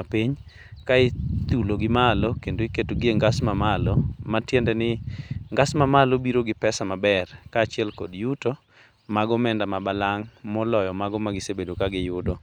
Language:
Luo (Kenya and Tanzania)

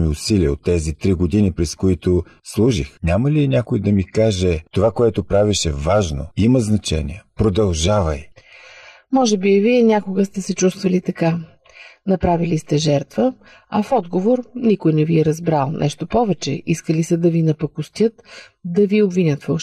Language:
Bulgarian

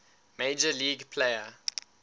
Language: English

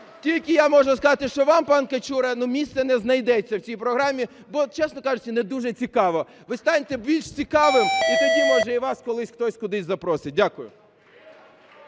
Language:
Ukrainian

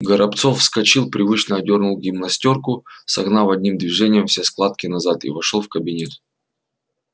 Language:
Russian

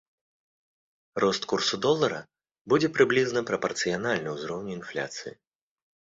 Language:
Belarusian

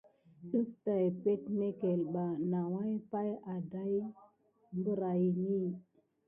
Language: Gidar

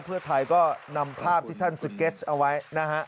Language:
Thai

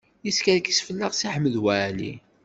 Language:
Kabyle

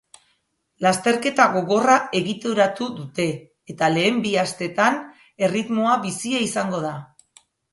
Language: Basque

